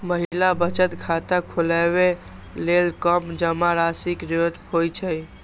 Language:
Maithili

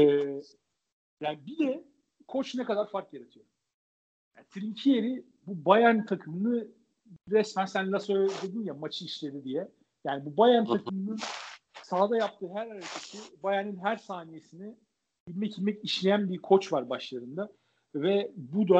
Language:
Turkish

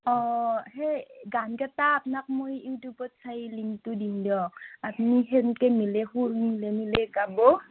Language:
Assamese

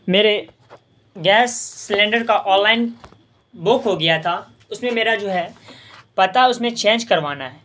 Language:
Urdu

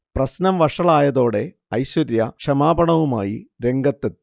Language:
Malayalam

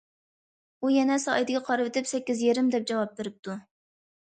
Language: Uyghur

